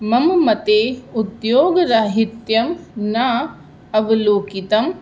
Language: Sanskrit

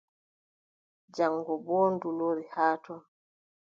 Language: Adamawa Fulfulde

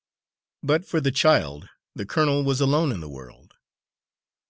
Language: English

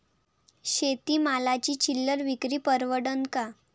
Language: Marathi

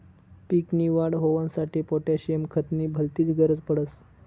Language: Marathi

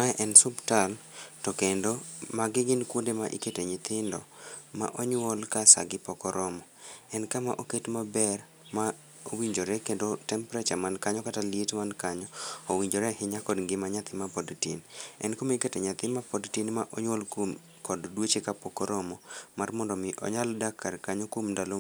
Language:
Luo (Kenya and Tanzania)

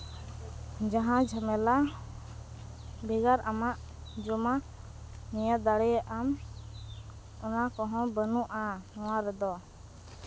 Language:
Santali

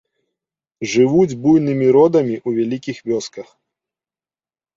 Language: Belarusian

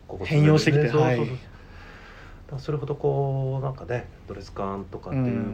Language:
Japanese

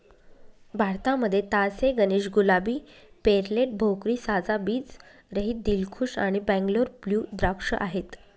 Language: Marathi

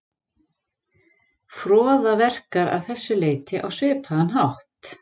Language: Icelandic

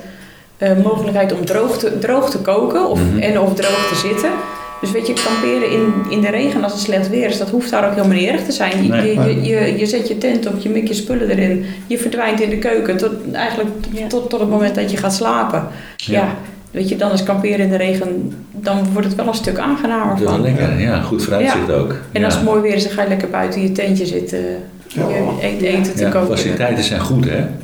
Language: Dutch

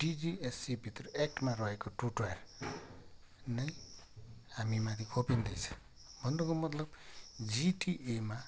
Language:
Nepali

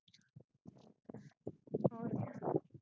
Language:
Punjabi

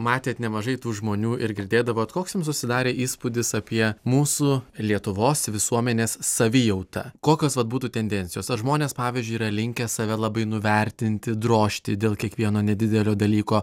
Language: Lithuanian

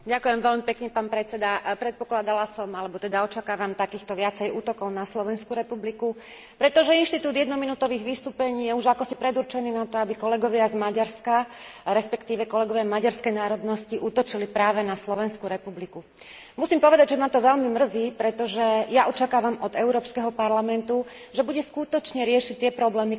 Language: Slovak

